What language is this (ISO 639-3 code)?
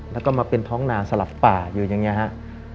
tha